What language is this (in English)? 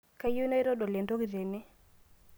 Masai